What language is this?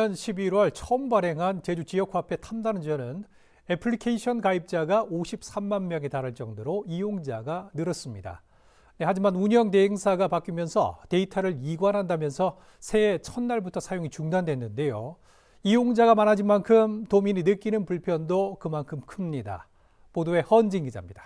Korean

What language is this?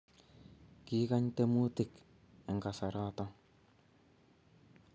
Kalenjin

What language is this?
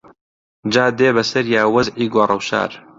Central Kurdish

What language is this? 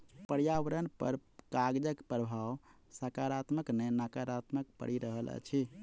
Maithili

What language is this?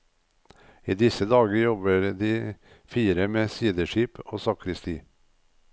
Norwegian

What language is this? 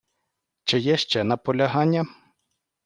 Ukrainian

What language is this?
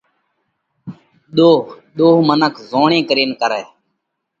Parkari Koli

